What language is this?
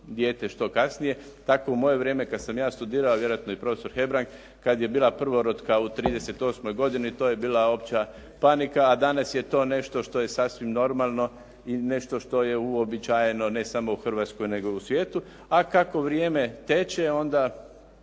Croatian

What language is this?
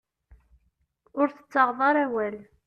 Kabyle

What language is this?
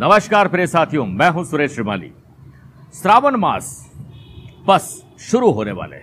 Hindi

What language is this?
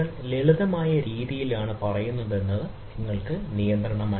Malayalam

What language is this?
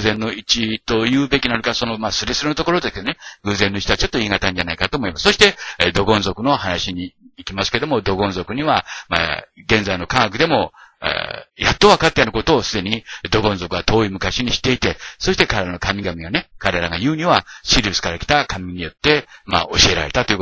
Japanese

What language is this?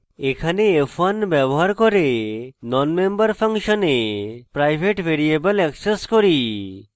Bangla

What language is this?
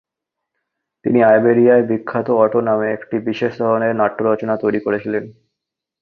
Bangla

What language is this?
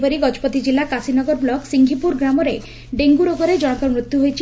Odia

